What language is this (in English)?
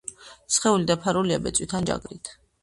Georgian